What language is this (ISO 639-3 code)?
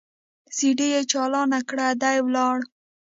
pus